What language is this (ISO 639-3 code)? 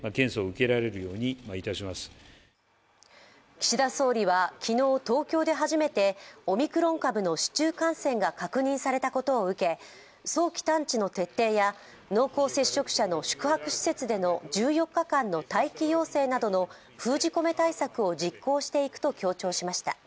jpn